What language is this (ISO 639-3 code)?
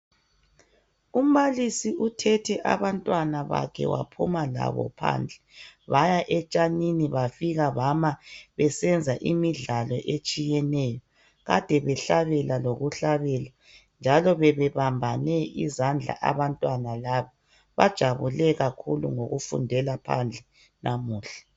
nde